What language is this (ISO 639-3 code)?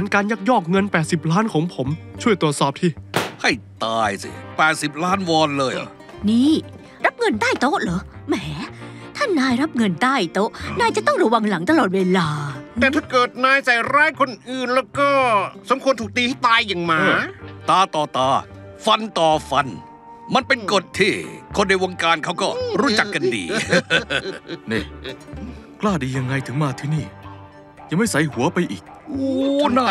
tha